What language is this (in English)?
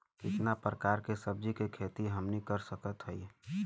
Bhojpuri